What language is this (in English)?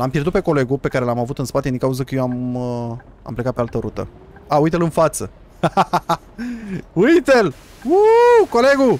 Romanian